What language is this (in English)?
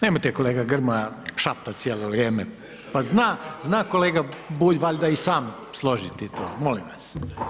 Croatian